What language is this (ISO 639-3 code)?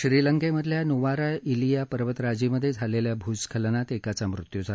mar